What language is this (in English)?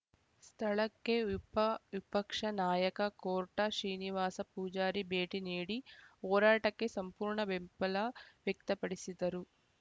Kannada